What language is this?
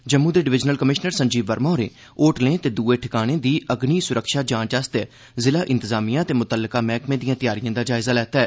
Dogri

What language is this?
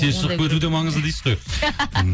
Kazakh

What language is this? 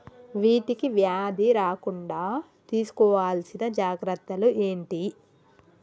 Telugu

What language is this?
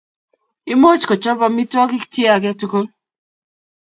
Kalenjin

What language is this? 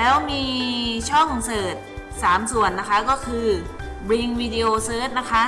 Thai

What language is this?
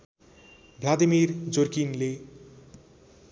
Nepali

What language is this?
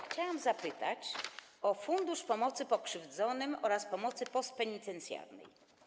Polish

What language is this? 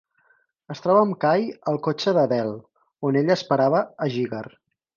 Catalan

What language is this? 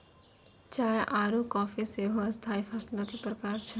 Maithili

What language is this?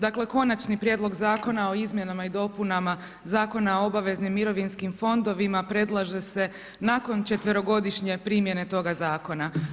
Croatian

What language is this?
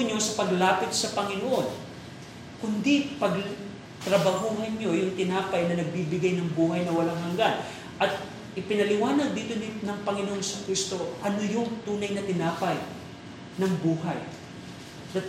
Filipino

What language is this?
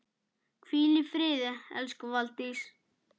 Icelandic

